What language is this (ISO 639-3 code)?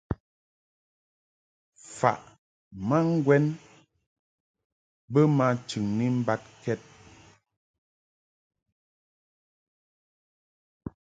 mhk